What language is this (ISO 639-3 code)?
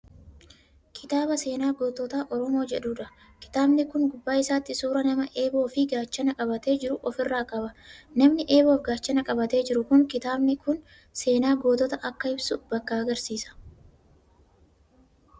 orm